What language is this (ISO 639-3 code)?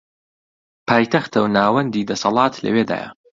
ckb